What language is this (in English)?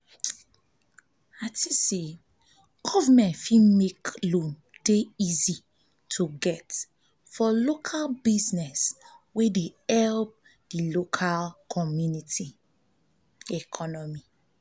Nigerian Pidgin